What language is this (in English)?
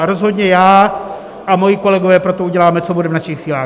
Czech